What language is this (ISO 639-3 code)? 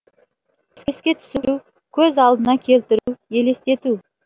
kaz